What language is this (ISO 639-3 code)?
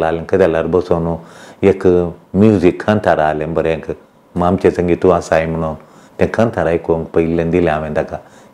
ron